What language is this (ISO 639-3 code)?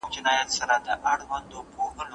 pus